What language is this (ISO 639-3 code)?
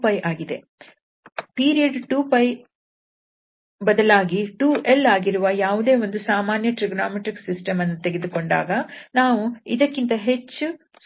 kan